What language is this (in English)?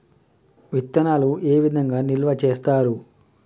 Telugu